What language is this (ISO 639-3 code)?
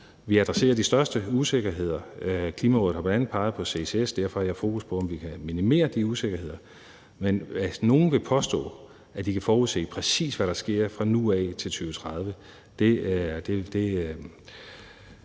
dan